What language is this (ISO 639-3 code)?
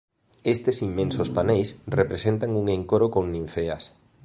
glg